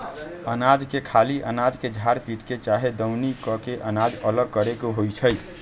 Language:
Magahi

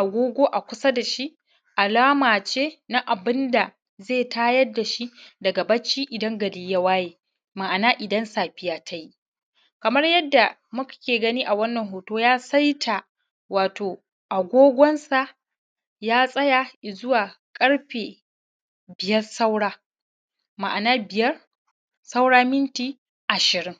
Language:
Hausa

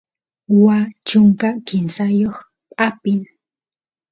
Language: Santiago del Estero Quichua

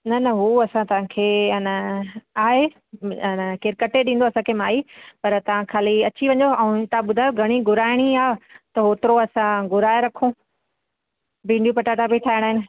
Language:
Sindhi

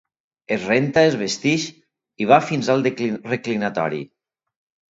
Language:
Catalan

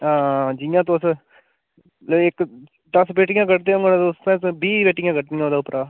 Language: Dogri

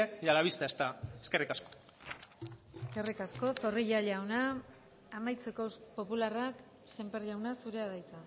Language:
Basque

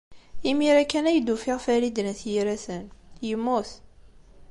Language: Kabyle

